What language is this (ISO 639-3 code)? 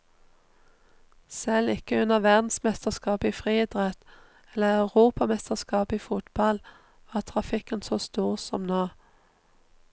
nor